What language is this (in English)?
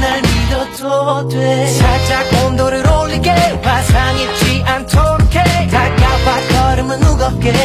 Korean